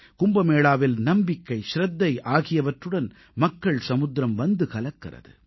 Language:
Tamil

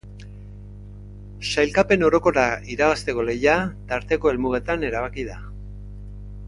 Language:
Basque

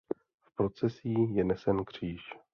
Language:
Czech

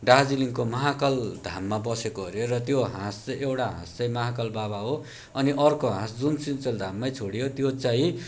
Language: Nepali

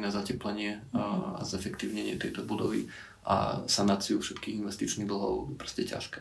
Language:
Slovak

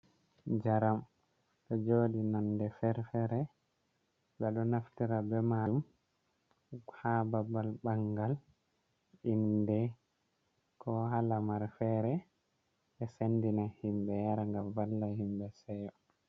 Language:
Fula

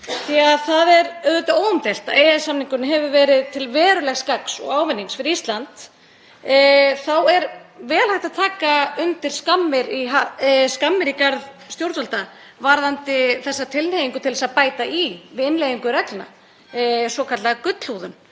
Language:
Icelandic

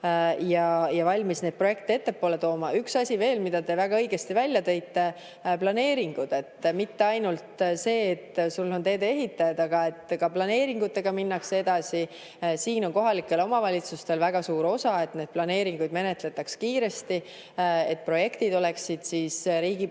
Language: Estonian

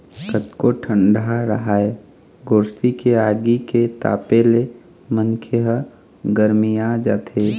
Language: Chhattisgarhi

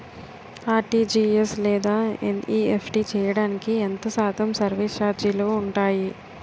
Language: Telugu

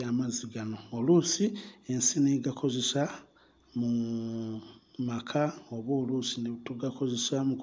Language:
Ganda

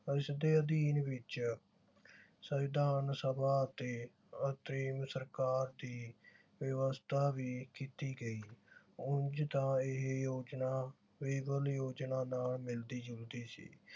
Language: Punjabi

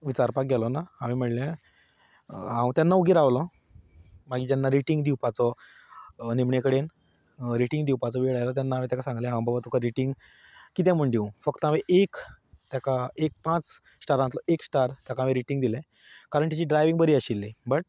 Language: Konkani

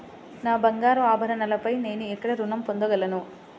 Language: Telugu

